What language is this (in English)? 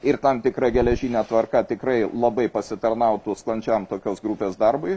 Lithuanian